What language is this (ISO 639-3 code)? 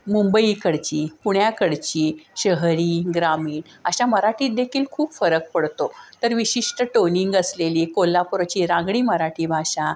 mar